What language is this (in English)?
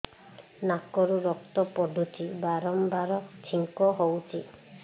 Odia